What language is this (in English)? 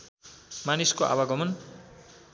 Nepali